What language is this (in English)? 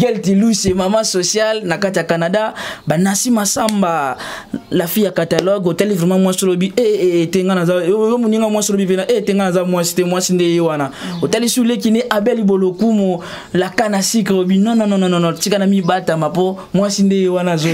French